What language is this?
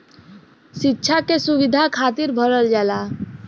Bhojpuri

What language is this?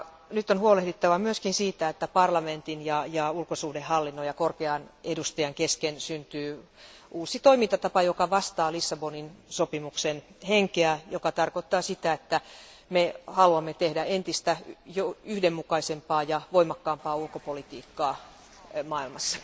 Finnish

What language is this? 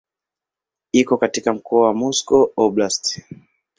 Swahili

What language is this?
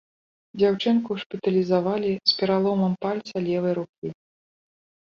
Belarusian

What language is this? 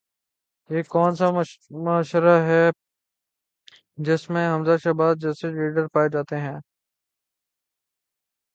Urdu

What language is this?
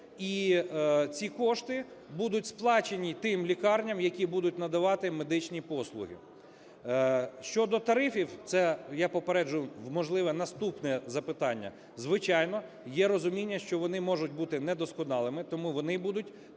Ukrainian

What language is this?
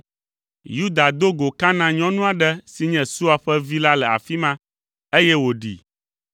Ewe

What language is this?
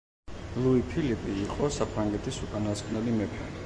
Georgian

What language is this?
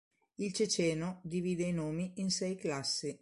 Italian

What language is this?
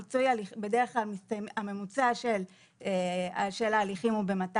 Hebrew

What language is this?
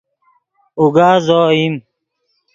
Yidgha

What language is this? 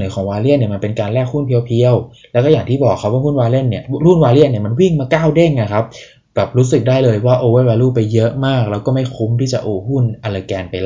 Thai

